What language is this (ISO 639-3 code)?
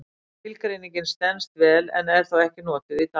isl